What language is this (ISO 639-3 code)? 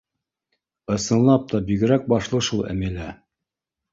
bak